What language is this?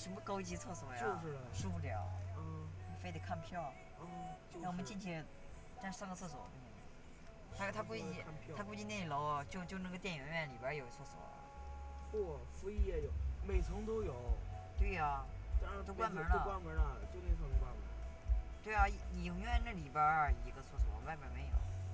Chinese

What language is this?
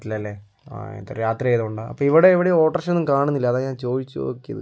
Malayalam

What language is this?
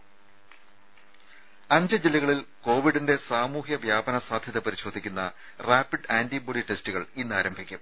Malayalam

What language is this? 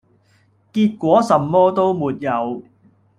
Cantonese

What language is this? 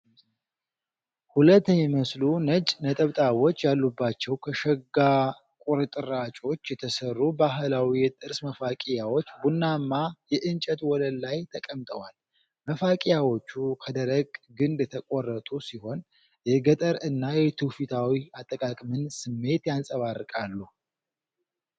Amharic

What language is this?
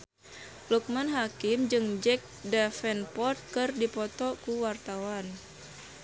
Sundanese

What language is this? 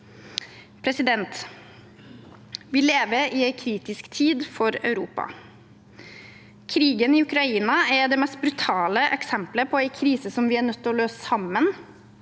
Norwegian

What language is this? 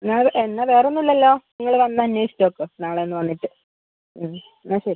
Malayalam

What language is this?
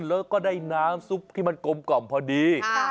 Thai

